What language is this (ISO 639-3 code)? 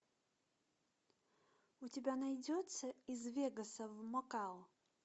rus